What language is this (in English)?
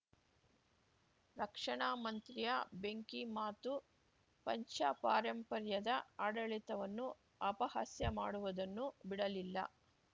Kannada